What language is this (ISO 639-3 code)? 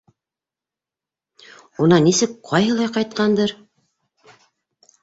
bak